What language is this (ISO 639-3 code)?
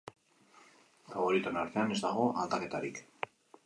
eus